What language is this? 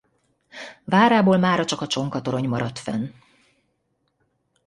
Hungarian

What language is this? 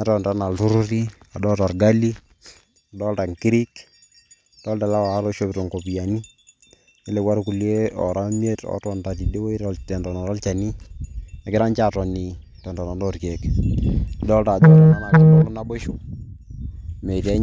Masai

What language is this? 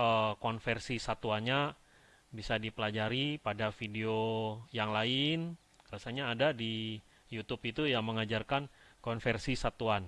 Indonesian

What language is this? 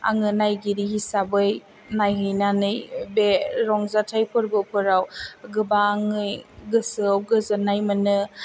Bodo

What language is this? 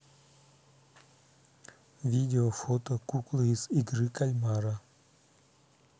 Russian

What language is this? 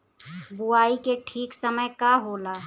Bhojpuri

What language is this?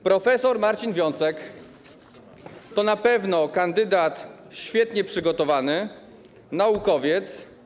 Polish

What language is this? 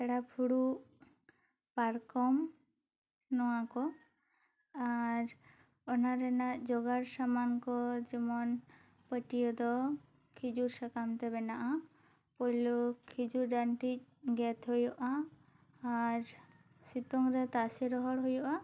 Santali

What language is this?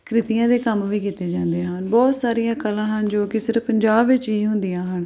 Punjabi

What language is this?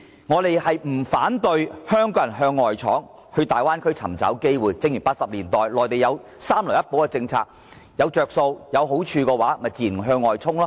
Cantonese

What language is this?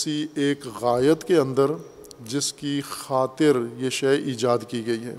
Urdu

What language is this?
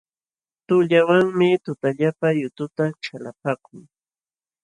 Jauja Wanca Quechua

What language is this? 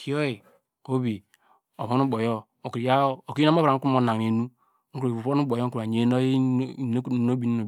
Degema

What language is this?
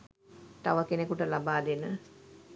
Sinhala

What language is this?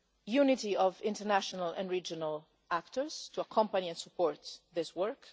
English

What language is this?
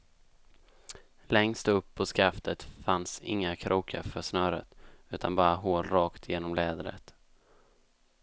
Swedish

